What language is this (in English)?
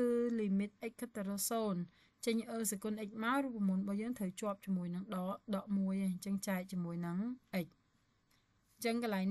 Vietnamese